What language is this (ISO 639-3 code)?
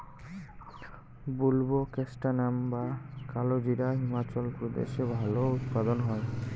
ben